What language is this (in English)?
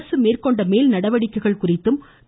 Tamil